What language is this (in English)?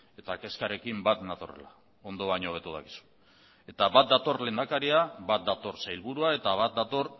Basque